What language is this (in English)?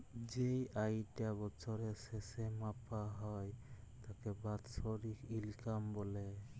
Bangla